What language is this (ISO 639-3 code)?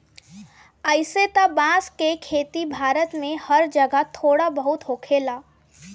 bho